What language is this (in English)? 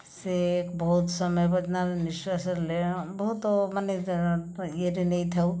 Odia